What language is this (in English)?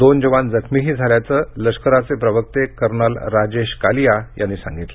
Marathi